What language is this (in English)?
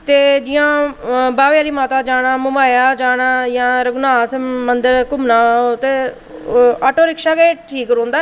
Dogri